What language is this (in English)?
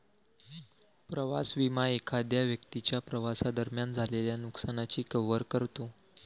Marathi